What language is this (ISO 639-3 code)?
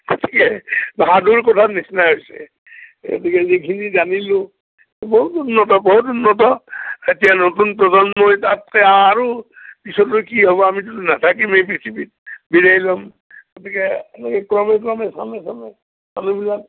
asm